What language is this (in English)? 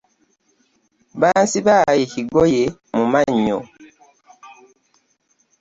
Ganda